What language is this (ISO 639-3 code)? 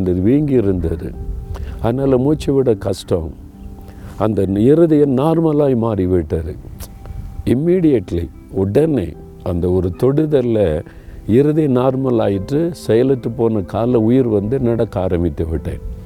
tam